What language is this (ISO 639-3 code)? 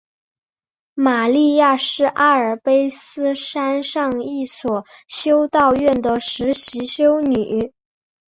zho